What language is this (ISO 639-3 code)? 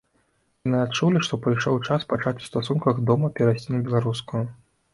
bel